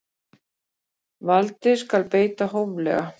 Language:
Icelandic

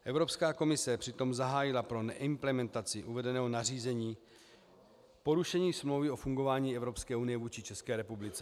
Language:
Czech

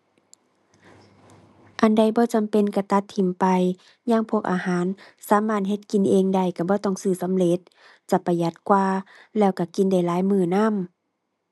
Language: Thai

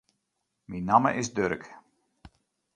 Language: Western Frisian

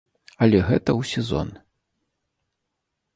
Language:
Belarusian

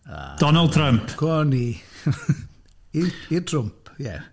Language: Welsh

